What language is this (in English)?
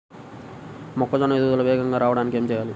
Telugu